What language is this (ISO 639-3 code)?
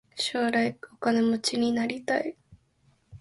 jpn